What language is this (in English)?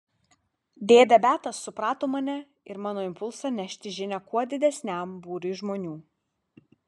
Lithuanian